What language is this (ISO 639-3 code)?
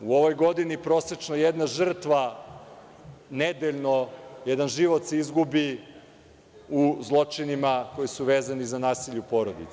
srp